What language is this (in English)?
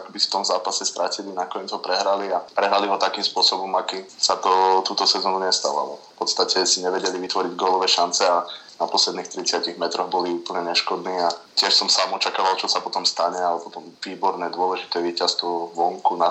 Slovak